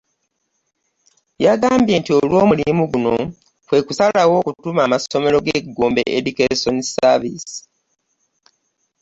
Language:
Ganda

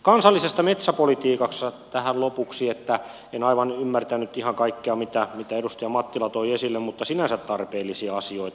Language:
Finnish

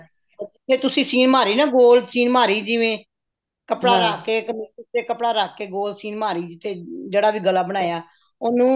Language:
Punjabi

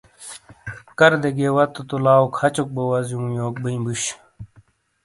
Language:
Shina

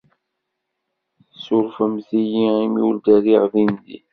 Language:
Kabyle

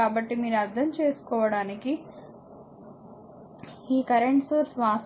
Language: Telugu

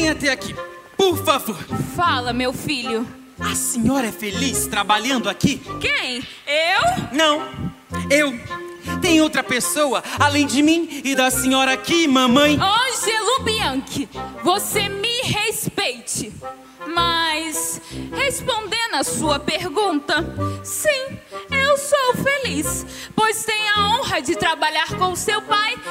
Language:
Portuguese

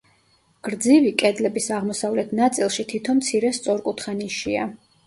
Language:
Georgian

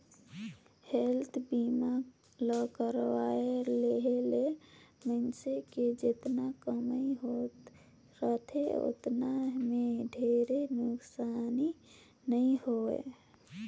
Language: Chhattisgarhi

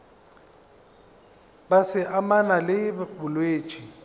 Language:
Northern Sotho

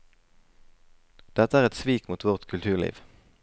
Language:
Norwegian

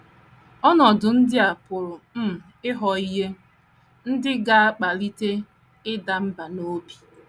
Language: Igbo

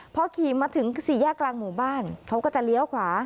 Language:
Thai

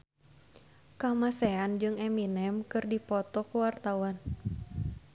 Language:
Sundanese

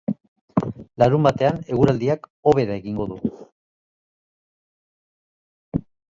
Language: Basque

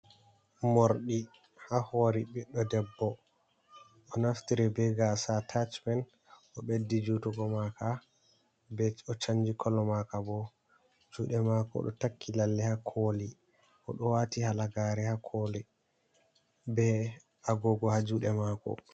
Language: Fula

